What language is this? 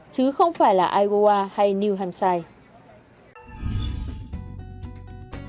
Vietnamese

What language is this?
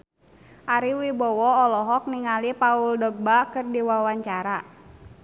Sundanese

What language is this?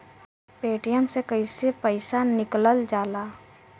Bhojpuri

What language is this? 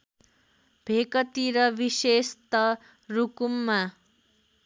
Nepali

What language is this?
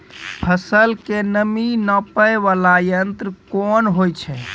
Maithili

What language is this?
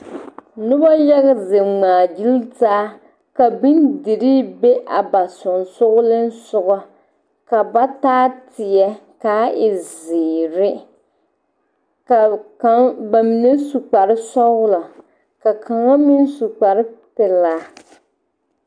Southern Dagaare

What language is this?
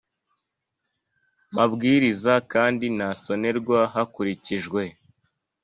Kinyarwanda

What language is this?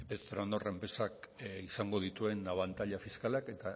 Basque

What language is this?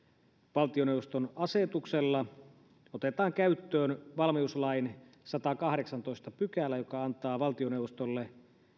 Finnish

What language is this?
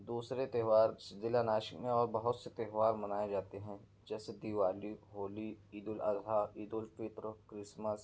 Urdu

